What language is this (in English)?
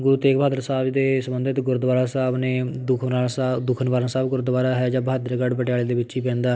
Punjabi